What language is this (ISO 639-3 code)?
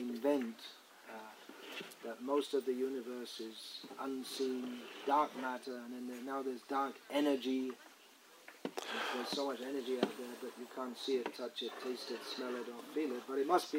rus